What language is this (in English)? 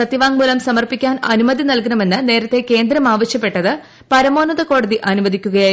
Malayalam